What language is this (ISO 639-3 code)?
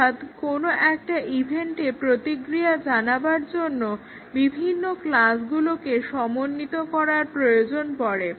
ben